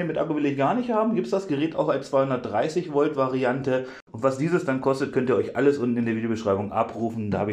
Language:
German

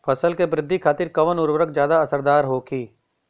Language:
Bhojpuri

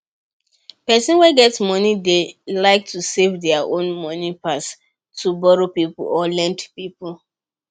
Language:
Nigerian Pidgin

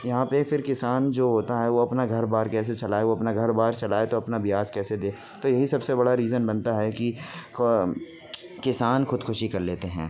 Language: Urdu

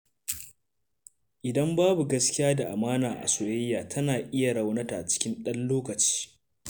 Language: Hausa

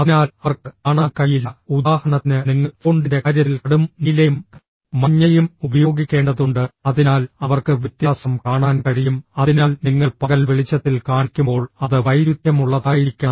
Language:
Malayalam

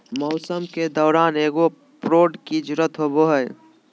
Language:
Magahi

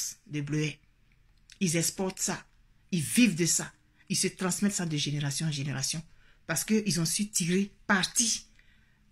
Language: French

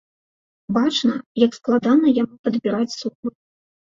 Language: Belarusian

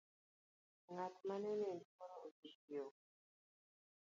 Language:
Luo (Kenya and Tanzania)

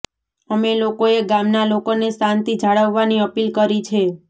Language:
Gujarati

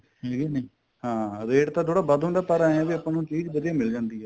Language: Punjabi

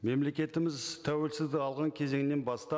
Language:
Kazakh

